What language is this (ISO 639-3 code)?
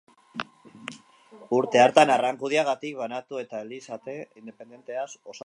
eus